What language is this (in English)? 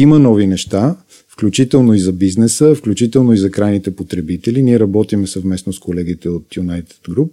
Bulgarian